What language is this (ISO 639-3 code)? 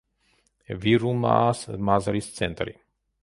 kat